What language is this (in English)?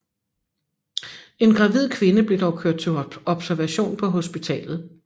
Danish